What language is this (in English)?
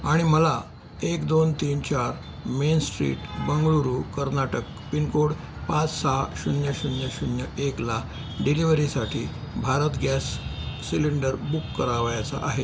Marathi